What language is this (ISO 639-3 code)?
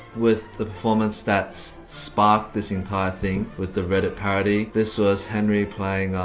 eng